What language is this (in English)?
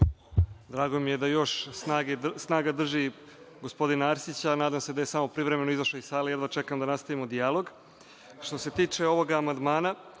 Serbian